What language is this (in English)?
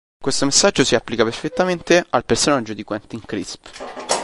Italian